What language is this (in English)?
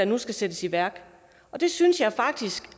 Danish